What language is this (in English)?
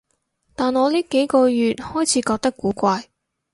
Cantonese